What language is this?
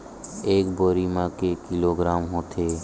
Chhattisgarhi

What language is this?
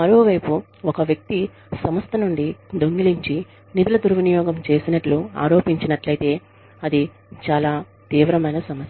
Telugu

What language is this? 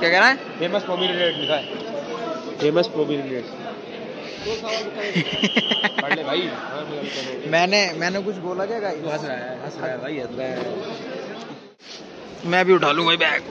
Hindi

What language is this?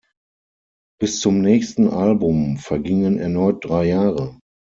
German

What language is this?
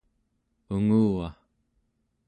Central Yupik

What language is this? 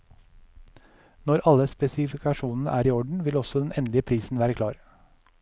Norwegian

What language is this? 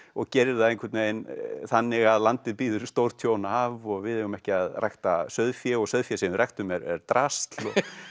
Icelandic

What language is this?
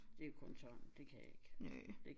Danish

